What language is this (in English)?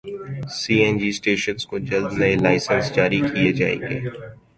Urdu